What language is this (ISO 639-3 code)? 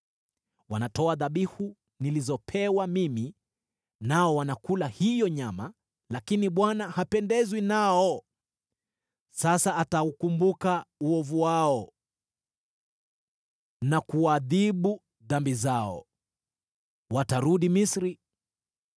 swa